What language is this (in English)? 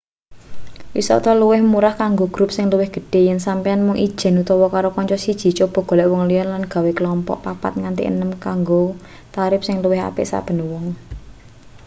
Javanese